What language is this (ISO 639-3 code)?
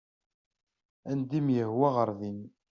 kab